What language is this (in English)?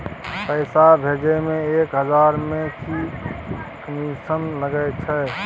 Maithili